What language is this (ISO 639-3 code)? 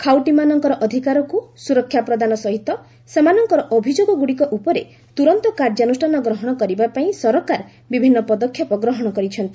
ori